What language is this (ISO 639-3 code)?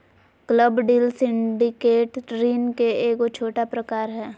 mag